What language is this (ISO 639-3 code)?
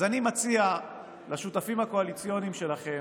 heb